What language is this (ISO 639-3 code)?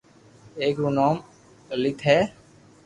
lrk